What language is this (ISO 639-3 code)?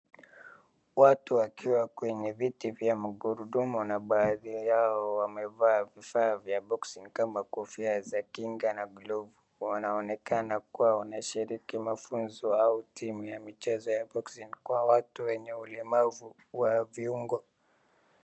swa